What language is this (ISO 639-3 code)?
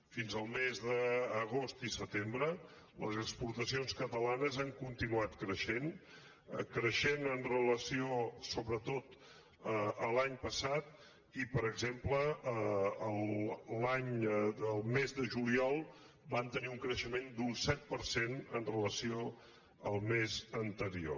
cat